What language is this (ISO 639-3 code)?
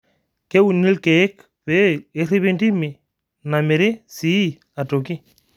mas